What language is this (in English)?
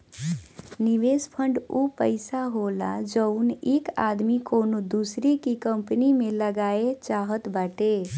Bhojpuri